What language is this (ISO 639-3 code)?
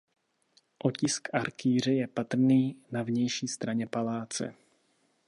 ces